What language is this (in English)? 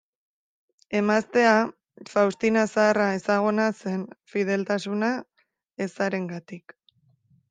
Basque